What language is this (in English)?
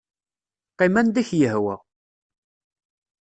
Kabyle